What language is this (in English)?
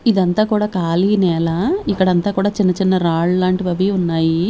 Telugu